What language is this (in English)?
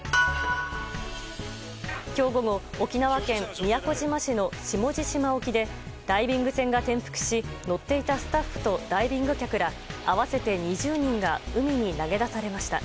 Japanese